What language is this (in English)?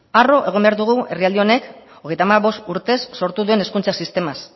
Basque